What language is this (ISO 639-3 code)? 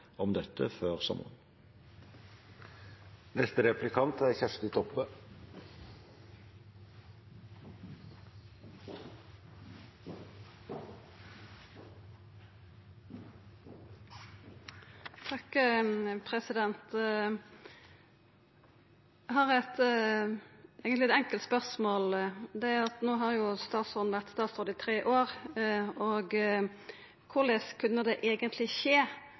nor